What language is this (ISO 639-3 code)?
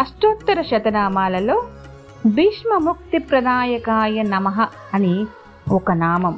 tel